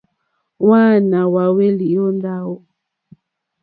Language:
Mokpwe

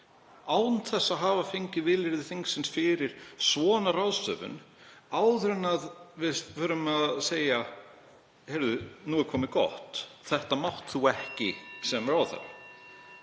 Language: Icelandic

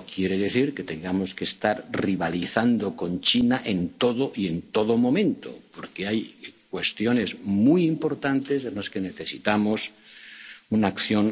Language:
Spanish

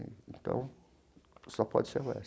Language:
Portuguese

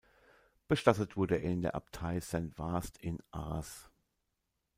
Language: German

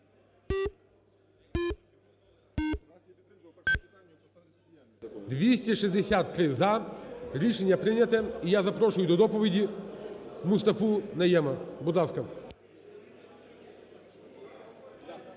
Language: Ukrainian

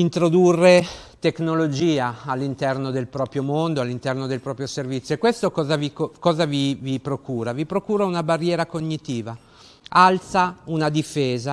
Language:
Italian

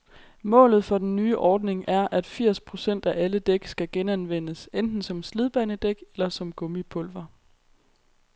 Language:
Danish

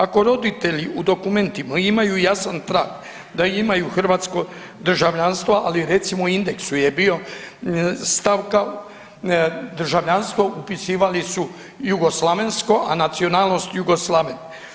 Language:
Croatian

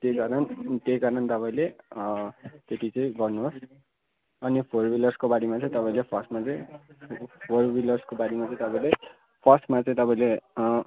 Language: Nepali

